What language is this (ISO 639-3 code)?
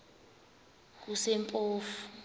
xho